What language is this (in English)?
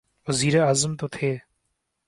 Urdu